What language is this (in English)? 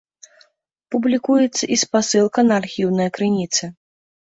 Belarusian